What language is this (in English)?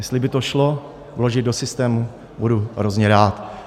Czech